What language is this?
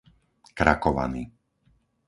Slovak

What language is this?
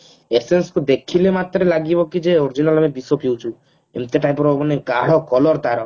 Odia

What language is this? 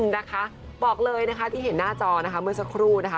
Thai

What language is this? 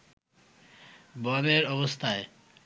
Bangla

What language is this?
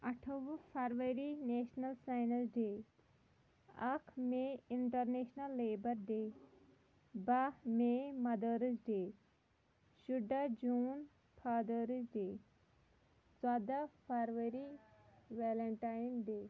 Kashmiri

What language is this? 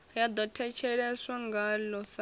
Venda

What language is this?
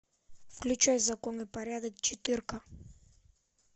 Russian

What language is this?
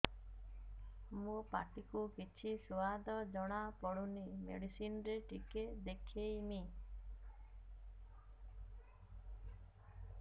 Odia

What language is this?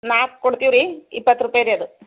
Kannada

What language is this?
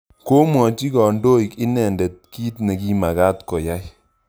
Kalenjin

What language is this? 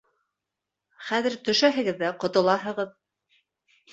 Bashkir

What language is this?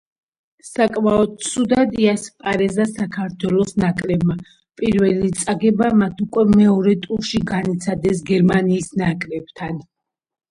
Georgian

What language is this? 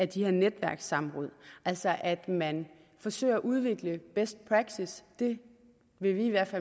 Danish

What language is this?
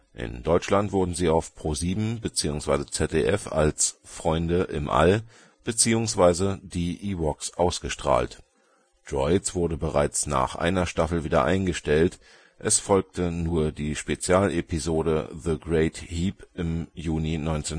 German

